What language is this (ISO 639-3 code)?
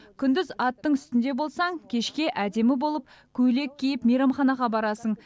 kaz